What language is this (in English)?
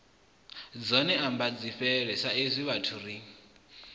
Venda